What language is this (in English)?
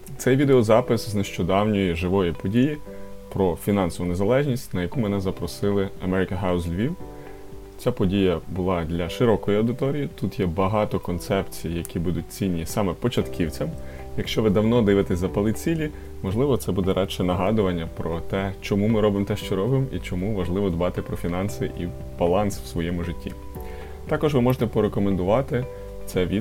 Ukrainian